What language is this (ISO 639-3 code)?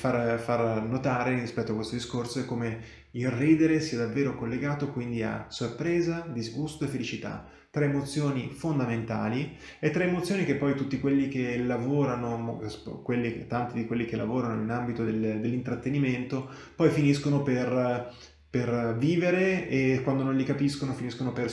ita